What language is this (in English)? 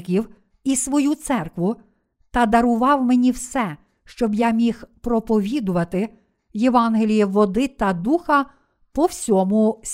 Ukrainian